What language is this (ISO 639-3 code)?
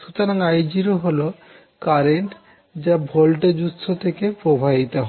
ben